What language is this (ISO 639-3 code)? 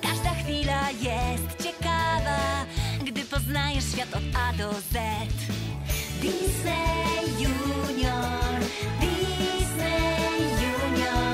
pol